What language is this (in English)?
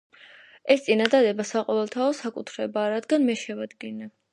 Georgian